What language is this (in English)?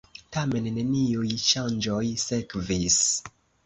Esperanto